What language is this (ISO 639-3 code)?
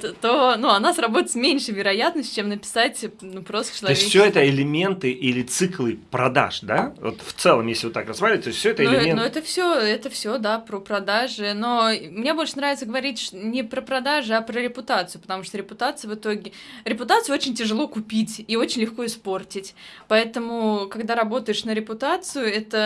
rus